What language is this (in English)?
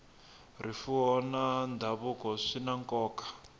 Tsonga